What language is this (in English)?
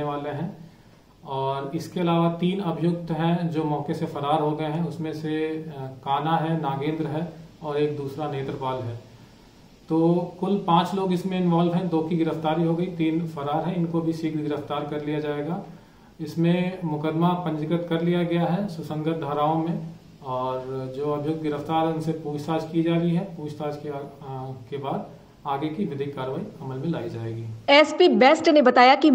Hindi